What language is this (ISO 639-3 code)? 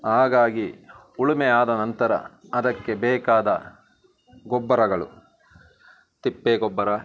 kan